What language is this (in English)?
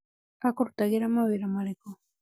Kikuyu